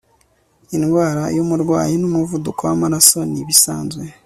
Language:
Kinyarwanda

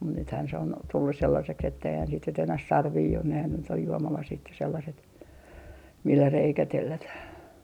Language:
Finnish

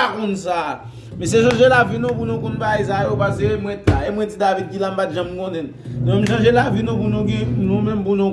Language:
French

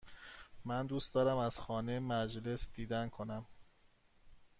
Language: Persian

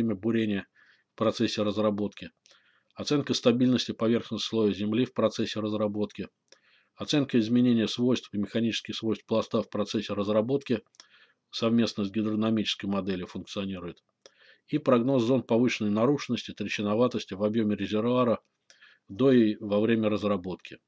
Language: Russian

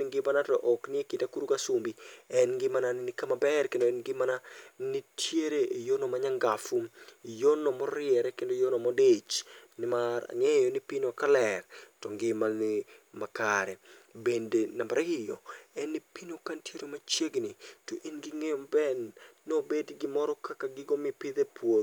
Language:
Luo (Kenya and Tanzania)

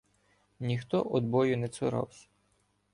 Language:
Ukrainian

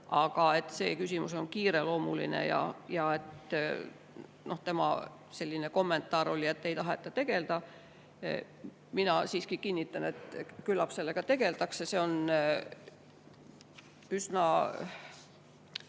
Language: Estonian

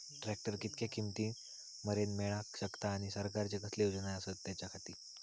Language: Marathi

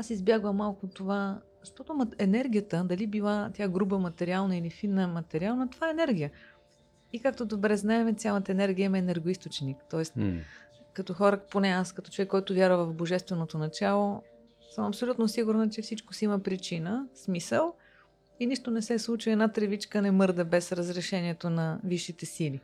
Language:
Bulgarian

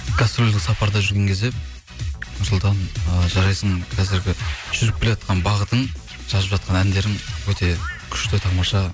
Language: Kazakh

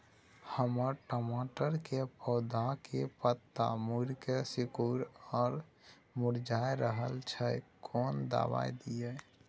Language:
Maithili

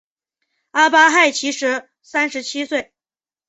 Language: Chinese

